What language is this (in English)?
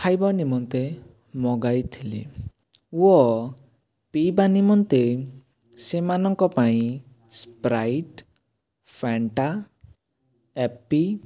Odia